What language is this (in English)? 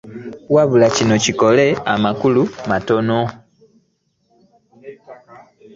Ganda